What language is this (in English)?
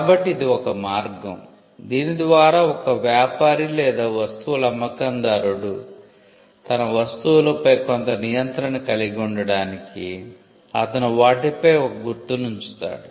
Telugu